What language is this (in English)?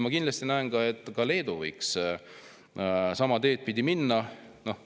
Estonian